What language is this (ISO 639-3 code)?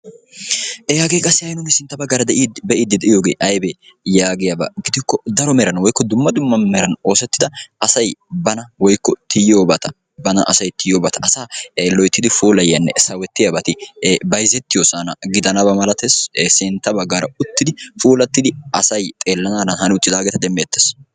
wal